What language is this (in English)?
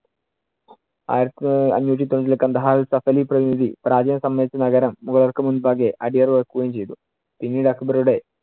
Malayalam